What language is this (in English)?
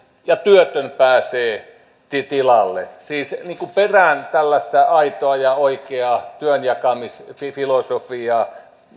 Finnish